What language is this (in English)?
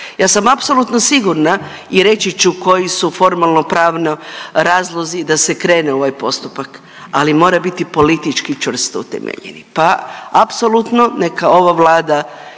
Croatian